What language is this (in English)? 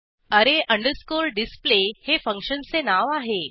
Marathi